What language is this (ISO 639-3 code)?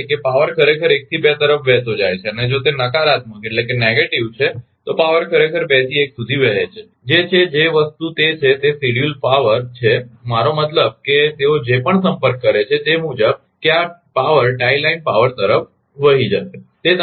guj